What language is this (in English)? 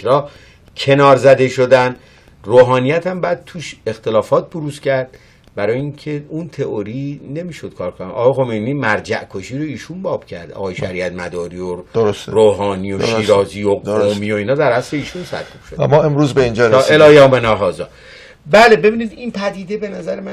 Persian